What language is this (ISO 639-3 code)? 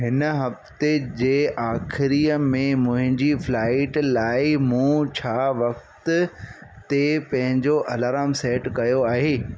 snd